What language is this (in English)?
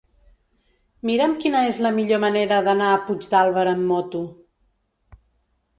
Catalan